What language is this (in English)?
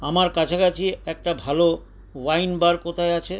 Bangla